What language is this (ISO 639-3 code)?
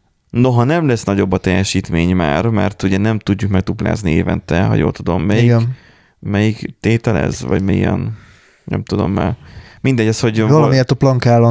hun